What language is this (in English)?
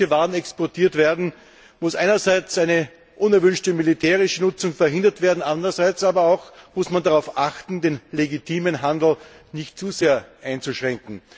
German